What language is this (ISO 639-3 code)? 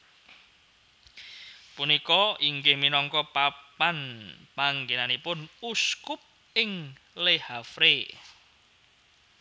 jav